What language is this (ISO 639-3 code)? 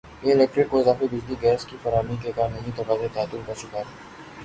urd